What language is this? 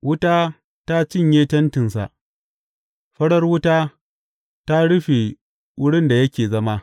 Hausa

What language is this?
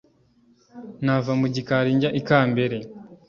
Kinyarwanda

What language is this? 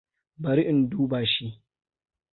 Hausa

